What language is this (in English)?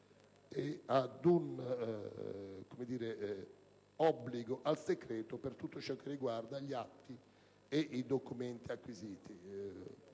Italian